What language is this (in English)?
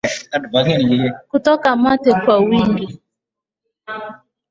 Swahili